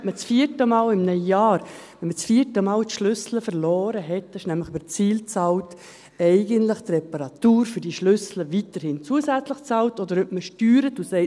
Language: Swiss German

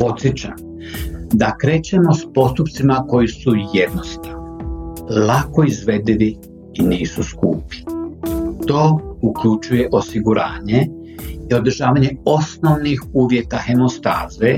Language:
Croatian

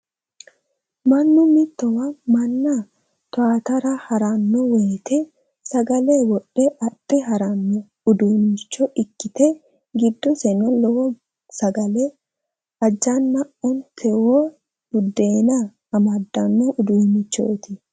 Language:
Sidamo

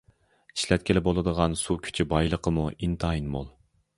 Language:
Uyghur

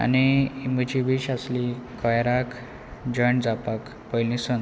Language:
Konkani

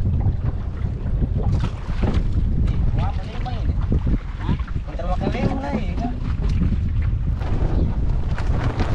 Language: Indonesian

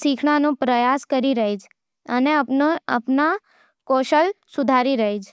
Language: Nimadi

